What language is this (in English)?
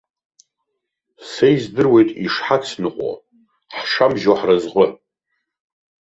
Abkhazian